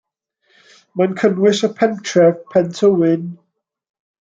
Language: Welsh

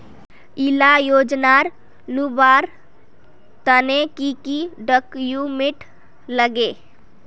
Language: Magahi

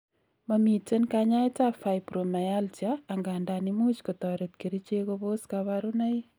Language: Kalenjin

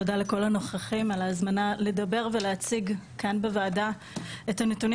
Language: Hebrew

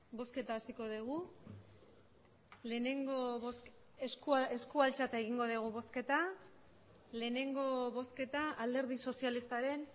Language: Basque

